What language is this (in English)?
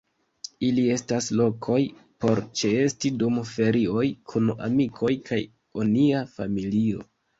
Esperanto